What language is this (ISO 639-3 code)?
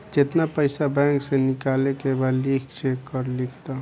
bho